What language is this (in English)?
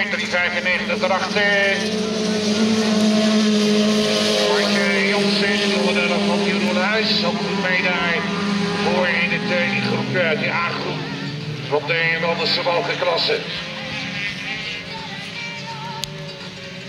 Dutch